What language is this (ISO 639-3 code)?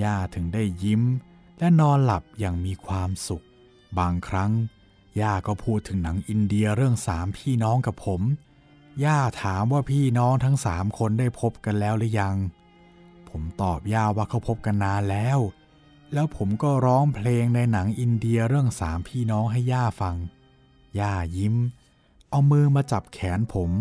tha